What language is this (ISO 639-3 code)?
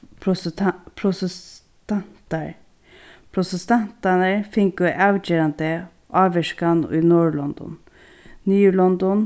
fao